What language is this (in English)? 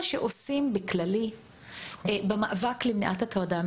Hebrew